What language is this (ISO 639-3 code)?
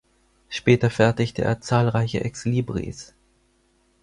deu